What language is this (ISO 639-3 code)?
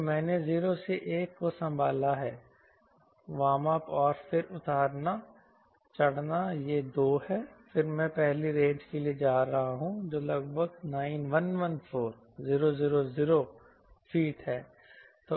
hin